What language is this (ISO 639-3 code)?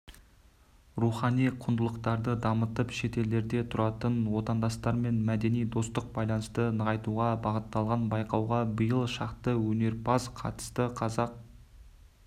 kaz